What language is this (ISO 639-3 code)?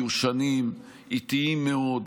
heb